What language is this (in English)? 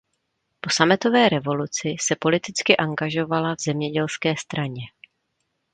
Czech